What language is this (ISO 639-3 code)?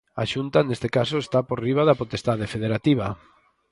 glg